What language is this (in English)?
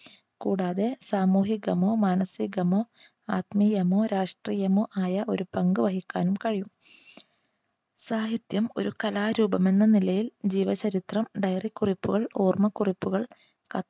Malayalam